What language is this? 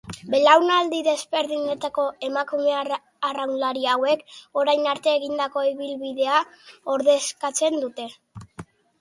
Basque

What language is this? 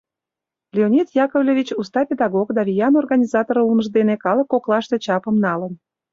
Mari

